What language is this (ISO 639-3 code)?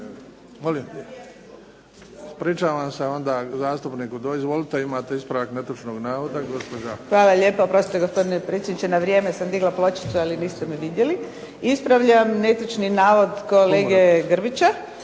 hrv